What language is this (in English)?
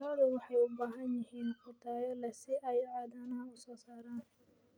Somali